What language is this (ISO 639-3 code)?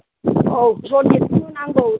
brx